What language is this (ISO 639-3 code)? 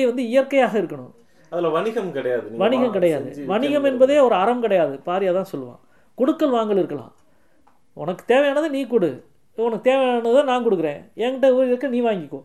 tam